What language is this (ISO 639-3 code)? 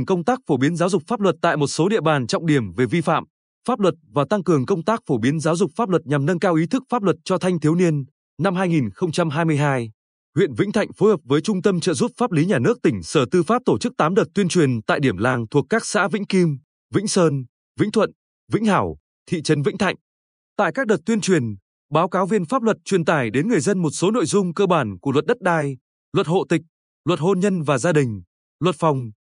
vie